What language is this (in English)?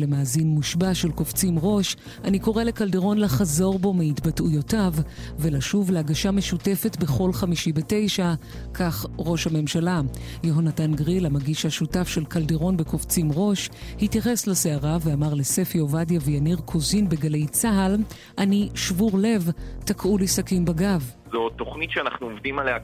Hebrew